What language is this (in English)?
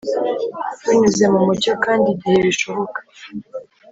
Kinyarwanda